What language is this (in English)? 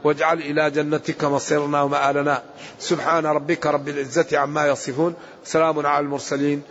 Arabic